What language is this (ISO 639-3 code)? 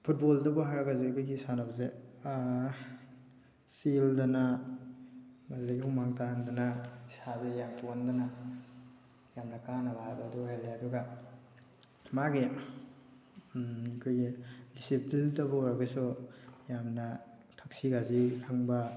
mni